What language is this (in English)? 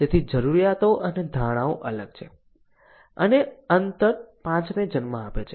Gujarati